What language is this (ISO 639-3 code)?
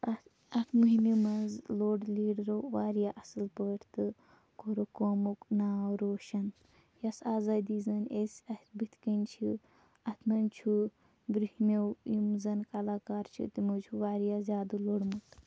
kas